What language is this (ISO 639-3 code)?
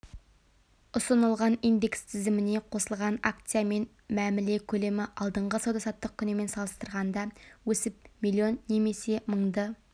kaz